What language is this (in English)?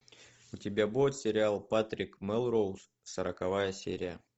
Russian